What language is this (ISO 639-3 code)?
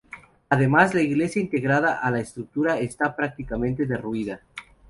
spa